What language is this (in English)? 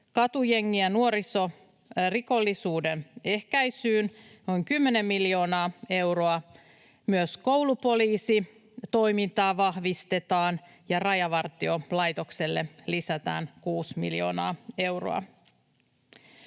Finnish